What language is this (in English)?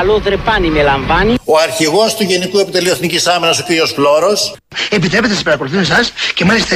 Greek